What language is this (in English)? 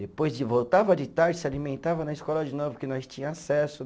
Portuguese